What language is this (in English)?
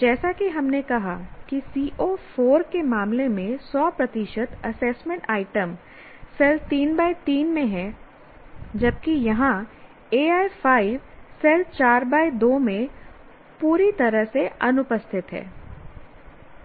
Hindi